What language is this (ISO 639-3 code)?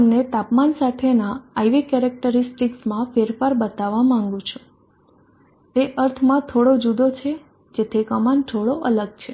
guj